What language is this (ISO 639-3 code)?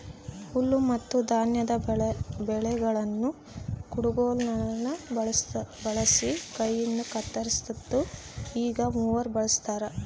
kan